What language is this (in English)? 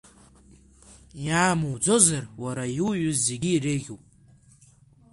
Abkhazian